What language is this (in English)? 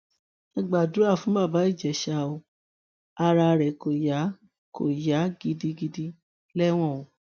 Yoruba